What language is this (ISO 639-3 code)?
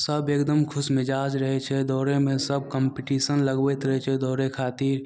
mai